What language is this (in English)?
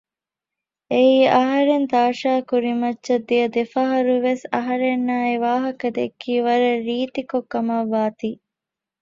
Divehi